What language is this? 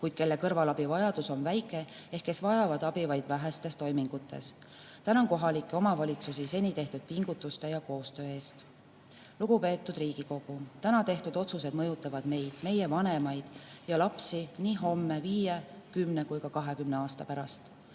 Estonian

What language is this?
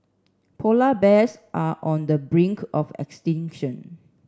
English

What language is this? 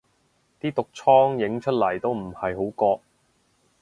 Cantonese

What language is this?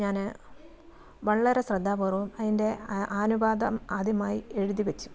Malayalam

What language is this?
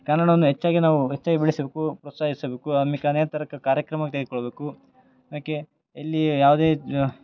Kannada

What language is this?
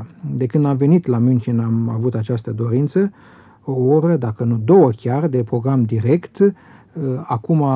Romanian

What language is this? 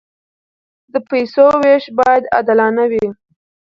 Pashto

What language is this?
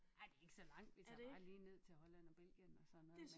Danish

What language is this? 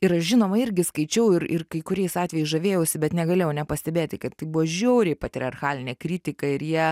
Lithuanian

